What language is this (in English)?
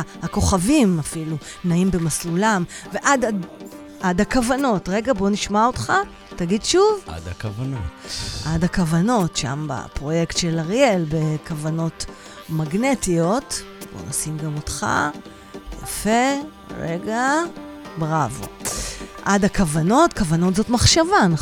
Hebrew